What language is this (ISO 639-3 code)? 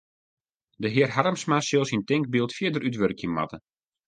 fry